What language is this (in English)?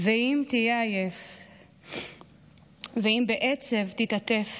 Hebrew